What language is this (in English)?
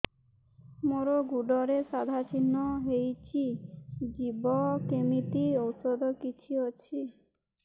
Odia